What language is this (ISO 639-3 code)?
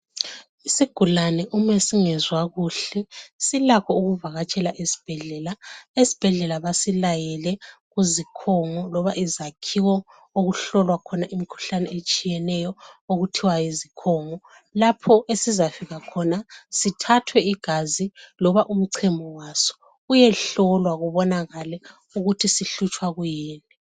nde